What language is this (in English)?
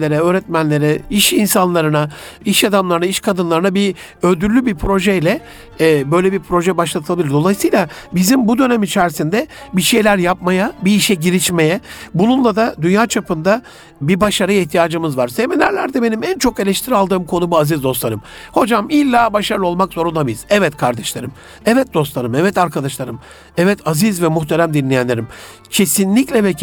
Turkish